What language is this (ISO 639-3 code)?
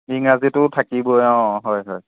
asm